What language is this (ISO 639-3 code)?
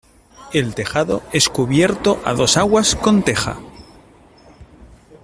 spa